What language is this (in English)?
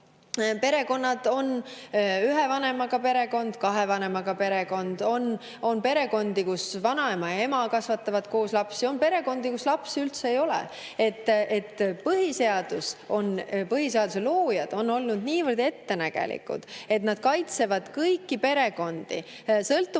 Estonian